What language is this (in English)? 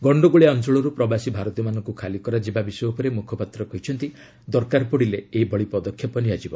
Odia